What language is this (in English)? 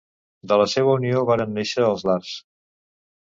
Catalan